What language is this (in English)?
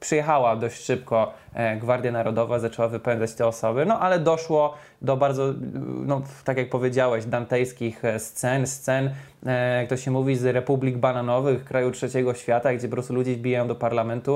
Polish